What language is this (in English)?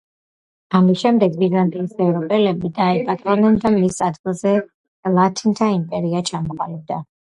Georgian